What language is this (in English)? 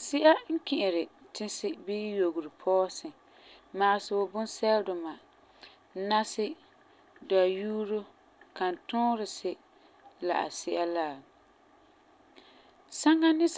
Frafra